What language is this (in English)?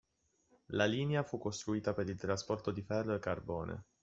Italian